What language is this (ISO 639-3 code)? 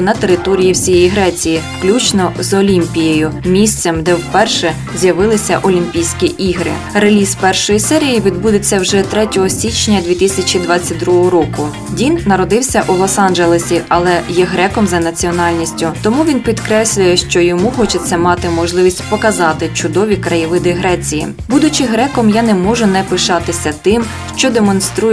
ukr